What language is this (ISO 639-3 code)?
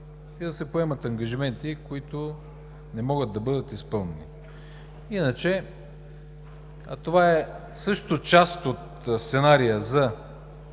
bul